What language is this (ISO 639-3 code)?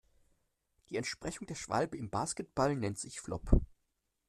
deu